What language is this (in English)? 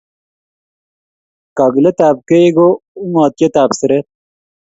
Kalenjin